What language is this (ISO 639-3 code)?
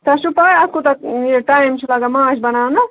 kas